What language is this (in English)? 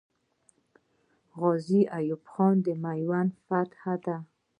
Pashto